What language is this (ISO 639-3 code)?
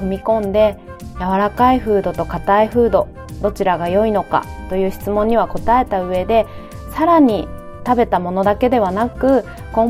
jpn